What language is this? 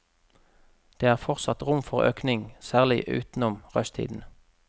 Norwegian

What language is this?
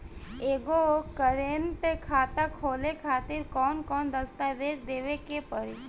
Bhojpuri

